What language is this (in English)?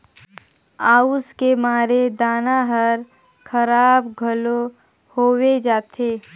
Chhattisgarhi